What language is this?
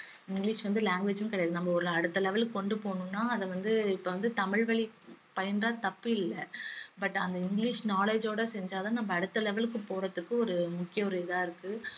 Tamil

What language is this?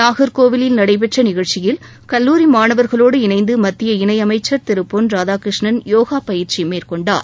Tamil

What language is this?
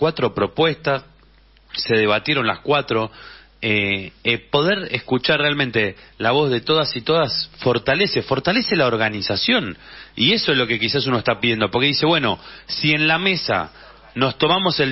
Spanish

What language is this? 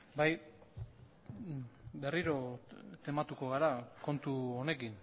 Basque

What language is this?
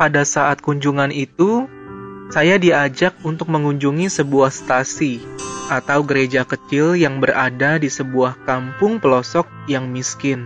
Indonesian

